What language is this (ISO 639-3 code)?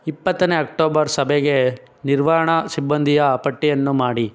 kan